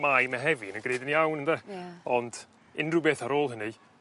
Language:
Welsh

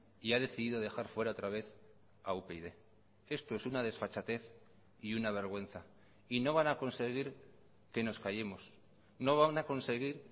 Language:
Spanish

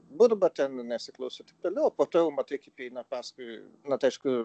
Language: Lithuanian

